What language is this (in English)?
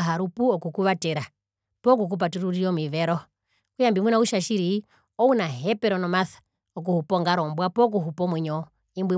Herero